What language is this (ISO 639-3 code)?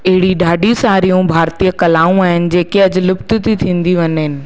snd